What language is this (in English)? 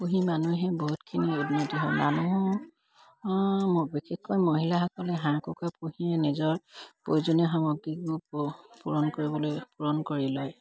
Assamese